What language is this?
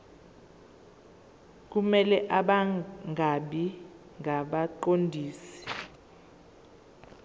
Zulu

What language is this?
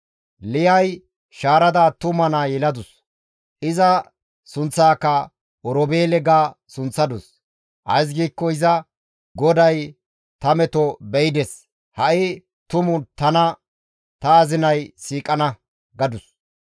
Gamo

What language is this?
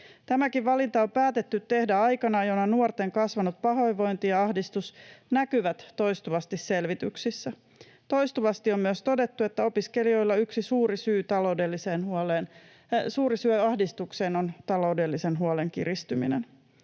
Finnish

